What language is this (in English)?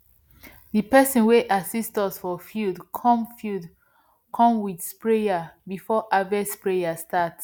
Nigerian Pidgin